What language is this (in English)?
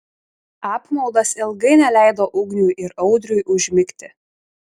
Lithuanian